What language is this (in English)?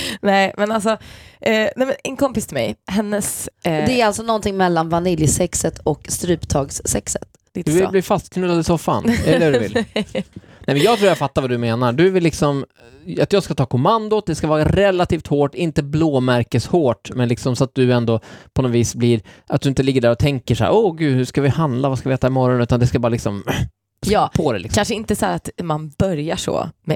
Swedish